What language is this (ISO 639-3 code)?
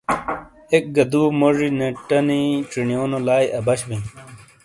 scl